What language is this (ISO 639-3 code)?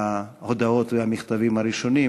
heb